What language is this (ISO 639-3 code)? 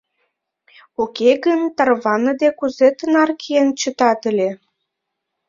chm